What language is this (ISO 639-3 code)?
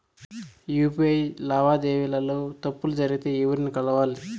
tel